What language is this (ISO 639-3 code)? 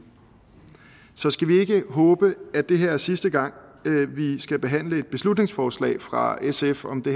dan